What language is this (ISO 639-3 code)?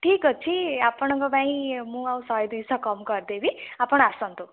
ori